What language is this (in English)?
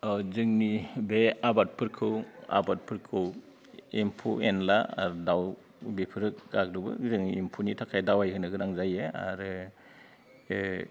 Bodo